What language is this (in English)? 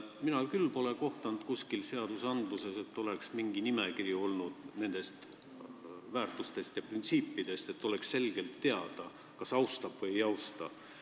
Estonian